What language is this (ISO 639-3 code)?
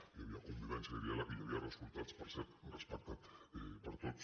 cat